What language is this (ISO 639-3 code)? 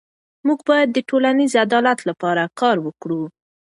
pus